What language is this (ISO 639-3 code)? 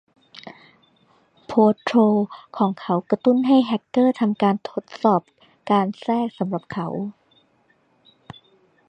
tha